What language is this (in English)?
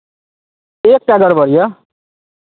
Maithili